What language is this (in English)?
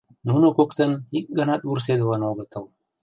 Mari